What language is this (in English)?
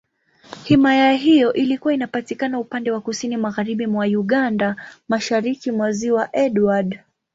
Swahili